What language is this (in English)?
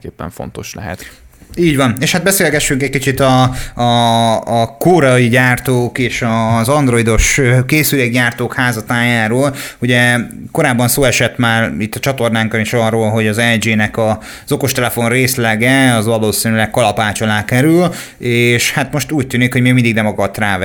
Hungarian